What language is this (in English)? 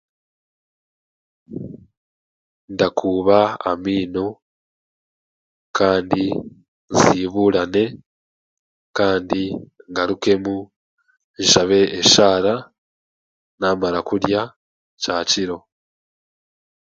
Chiga